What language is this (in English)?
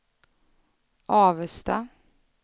Swedish